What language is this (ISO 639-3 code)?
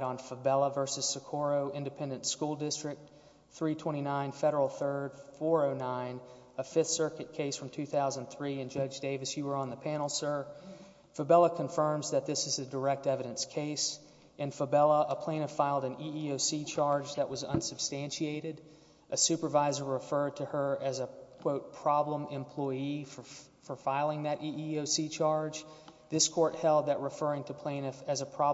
eng